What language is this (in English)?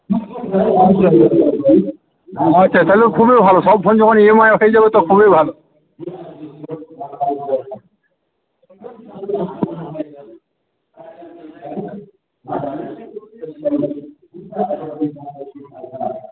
Bangla